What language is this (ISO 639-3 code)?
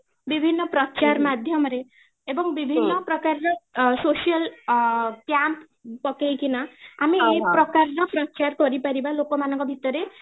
ori